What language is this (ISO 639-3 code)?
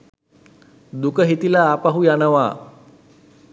sin